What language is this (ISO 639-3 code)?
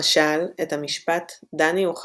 heb